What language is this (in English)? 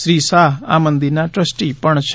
Gujarati